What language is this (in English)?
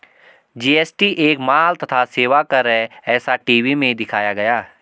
Hindi